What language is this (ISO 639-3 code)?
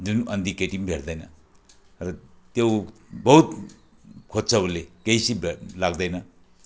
nep